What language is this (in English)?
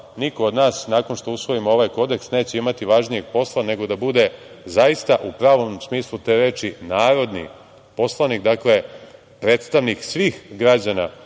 Serbian